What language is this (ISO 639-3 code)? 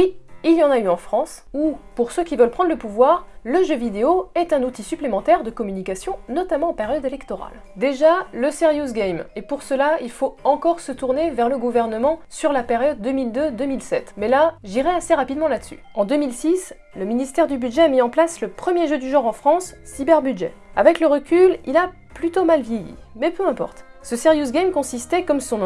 fra